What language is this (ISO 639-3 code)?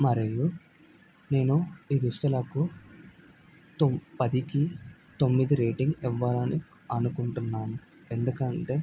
tel